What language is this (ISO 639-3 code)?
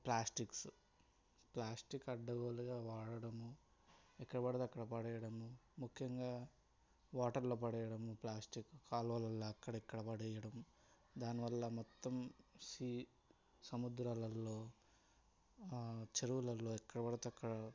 tel